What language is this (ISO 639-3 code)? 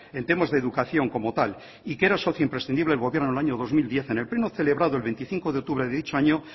spa